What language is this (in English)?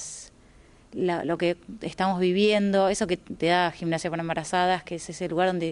Spanish